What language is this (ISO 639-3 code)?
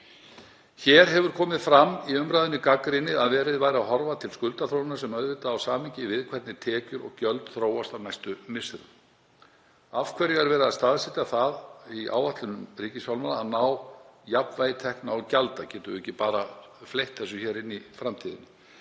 isl